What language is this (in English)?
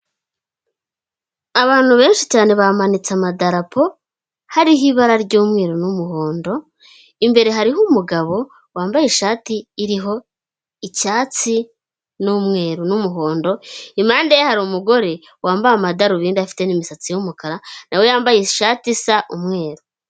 Kinyarwanda